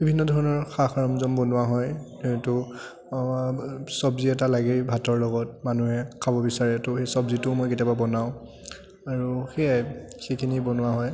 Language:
Assamese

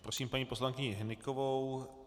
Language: Czech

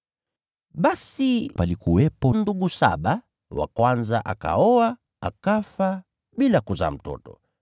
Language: Swahili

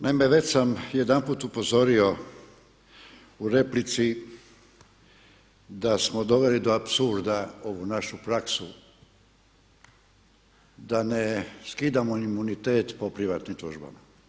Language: Croatian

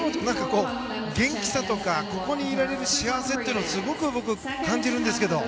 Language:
Japanese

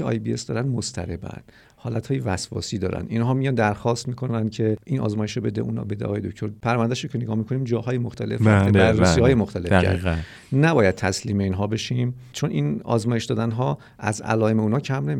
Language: Persian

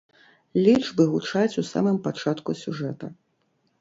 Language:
Belarusian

